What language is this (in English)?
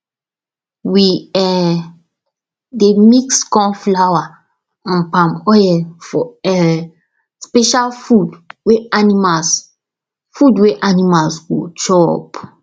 Nigerian Pidgin